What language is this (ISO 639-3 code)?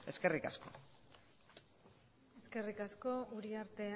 eus